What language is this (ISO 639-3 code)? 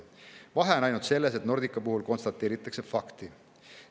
est